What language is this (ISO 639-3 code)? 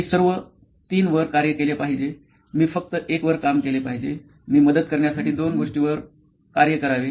mar